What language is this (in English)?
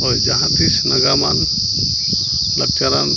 Santali